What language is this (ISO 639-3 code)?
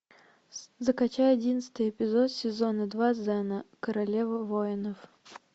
rus